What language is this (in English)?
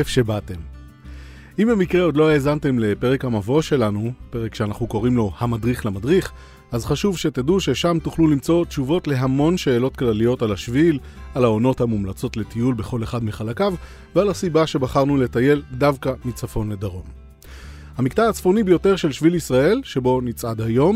Hebrew